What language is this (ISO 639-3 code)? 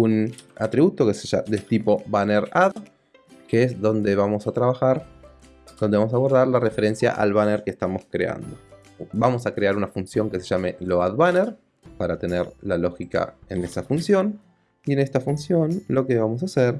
spa